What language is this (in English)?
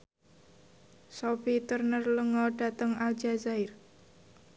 Javanese